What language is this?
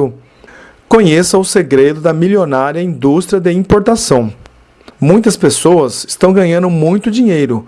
Portuguese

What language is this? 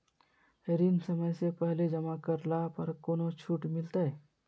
Magahi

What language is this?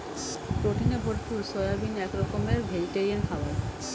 Bangla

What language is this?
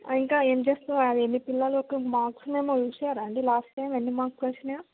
Telugu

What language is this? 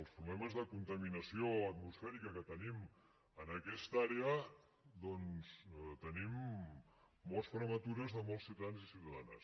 Catalan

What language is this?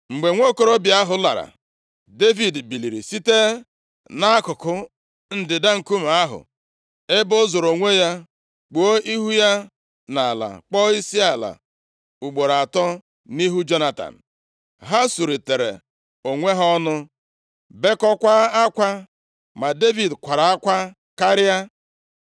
Igbo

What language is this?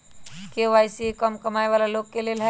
Magahi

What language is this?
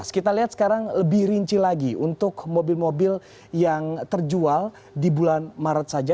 Indonesian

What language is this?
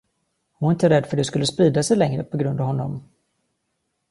Swedish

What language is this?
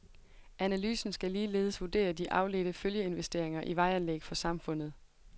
Danish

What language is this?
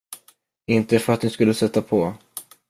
Swedish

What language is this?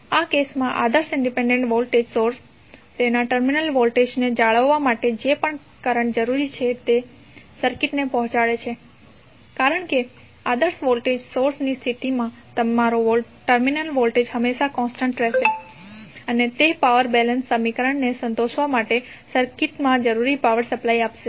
Gujarati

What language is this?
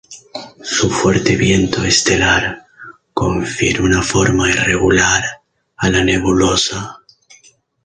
Spanish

